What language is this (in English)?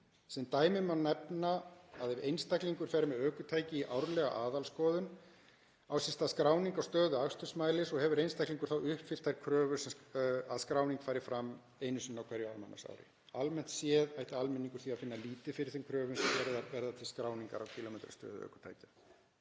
Icelandic